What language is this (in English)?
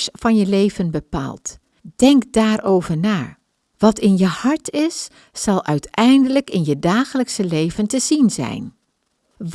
Dutch